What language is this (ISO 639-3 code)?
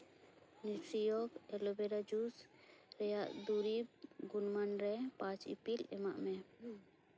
sat